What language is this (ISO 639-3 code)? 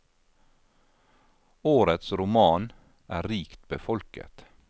nor